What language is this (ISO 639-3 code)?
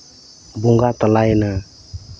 sat